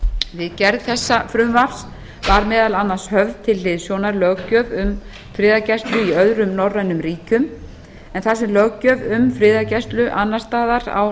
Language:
Icelandic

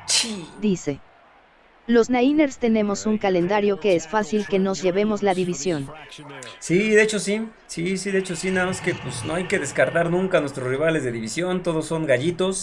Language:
Spanish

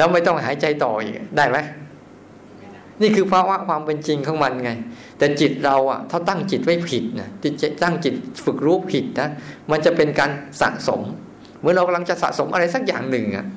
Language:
Thai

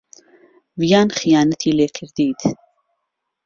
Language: Central Kurdish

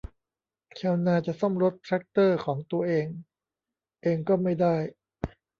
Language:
Thai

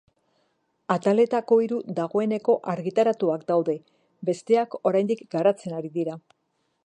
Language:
Basque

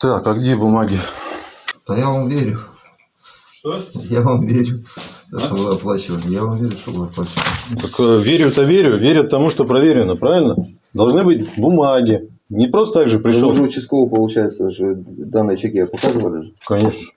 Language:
Russian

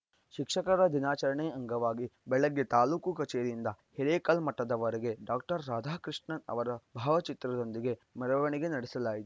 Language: Kannada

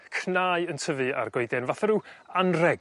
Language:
Welsh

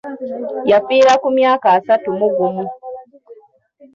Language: Ganda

